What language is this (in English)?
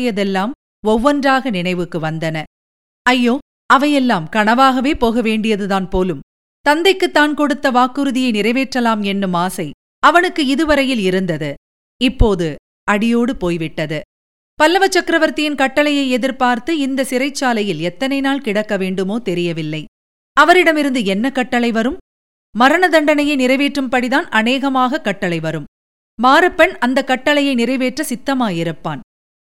Tamil